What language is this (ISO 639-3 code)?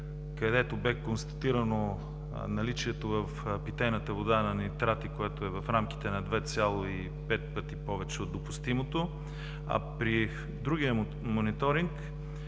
bul